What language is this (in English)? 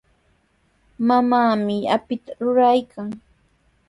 Sihuas Ancash Quechua